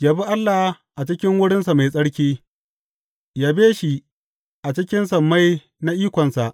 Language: Hausa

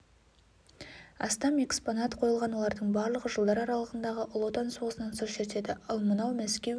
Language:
Kazakh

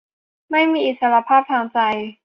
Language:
Thai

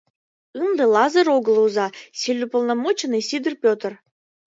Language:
Mari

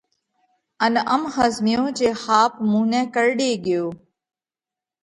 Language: Parkari Koli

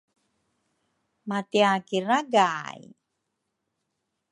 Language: Rukai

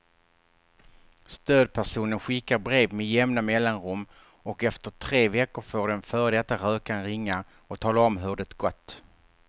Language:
Swedish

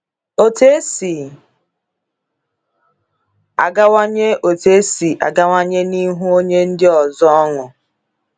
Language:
Igbo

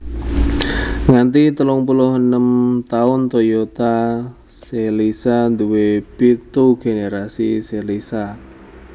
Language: Javanese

